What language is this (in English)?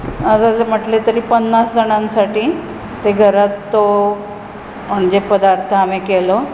Konkani